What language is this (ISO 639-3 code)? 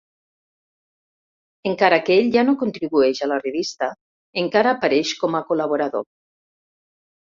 cat